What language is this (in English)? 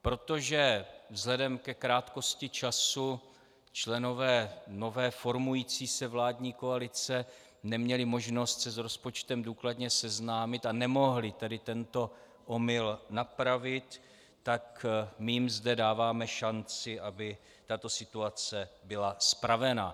Czech